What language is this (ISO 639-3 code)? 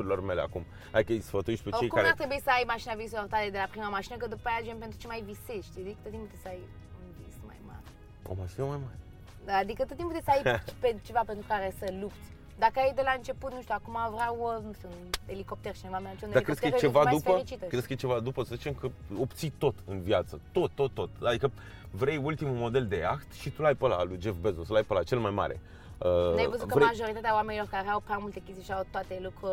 ron